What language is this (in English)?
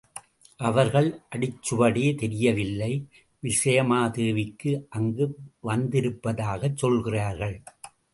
Tamil